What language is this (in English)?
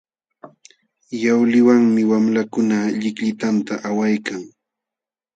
Jauja Wanca Quechua